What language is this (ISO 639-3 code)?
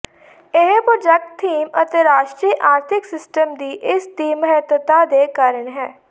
pan